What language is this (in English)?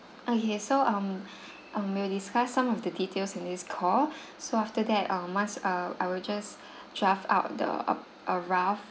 English